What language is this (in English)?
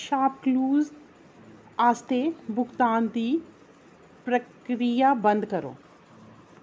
Dogri